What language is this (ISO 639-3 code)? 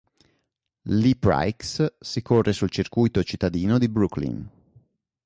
ita